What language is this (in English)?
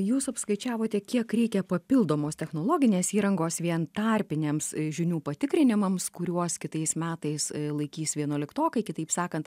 Lithuanian